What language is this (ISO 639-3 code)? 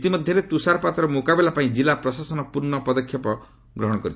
ori